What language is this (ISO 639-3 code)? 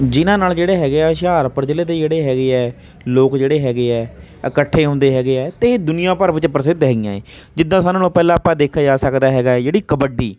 pan